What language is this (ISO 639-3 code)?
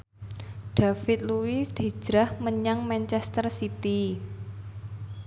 jav